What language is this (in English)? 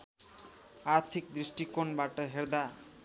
Nepali